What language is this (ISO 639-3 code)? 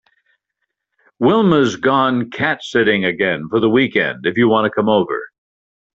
eng